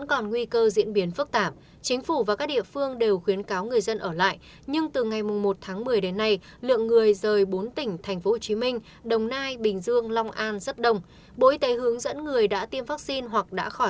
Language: Vietnamese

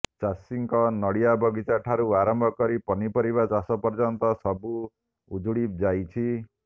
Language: Odia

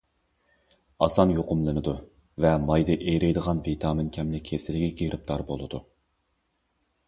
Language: Uyghur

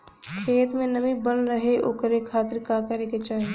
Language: Bhojpuri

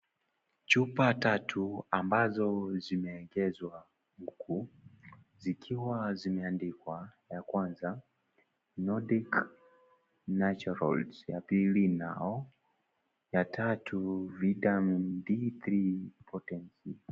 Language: Swahili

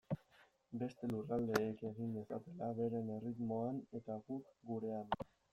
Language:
Basque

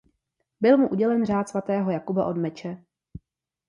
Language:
Czech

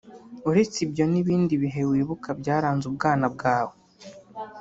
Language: Kinyarwanda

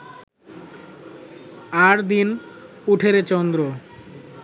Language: Bangla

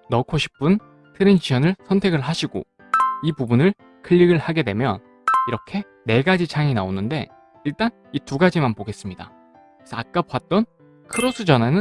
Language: Korean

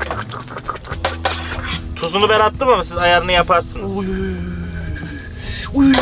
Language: Turkish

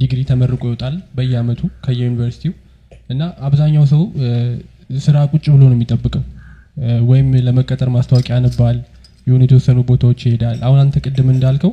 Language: Amharic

